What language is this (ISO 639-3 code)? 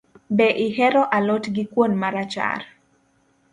luo